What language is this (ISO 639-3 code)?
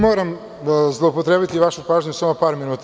srp